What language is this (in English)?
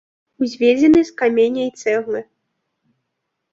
Belarusian